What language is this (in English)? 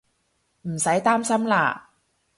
Cantonese